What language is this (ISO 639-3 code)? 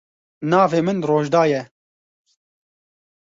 kur